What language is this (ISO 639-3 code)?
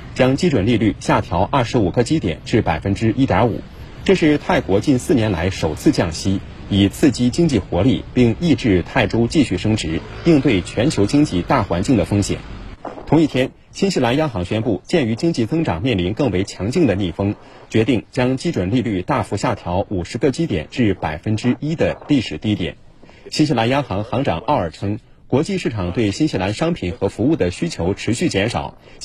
zho